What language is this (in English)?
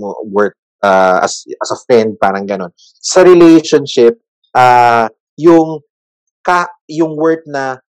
Filipino